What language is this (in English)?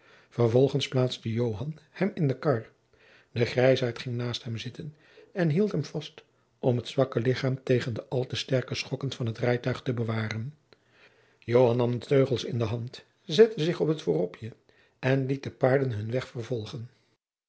Dutch